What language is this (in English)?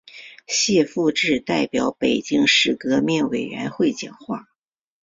Chinese